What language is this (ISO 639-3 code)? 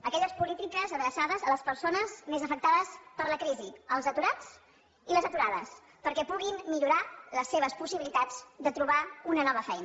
cat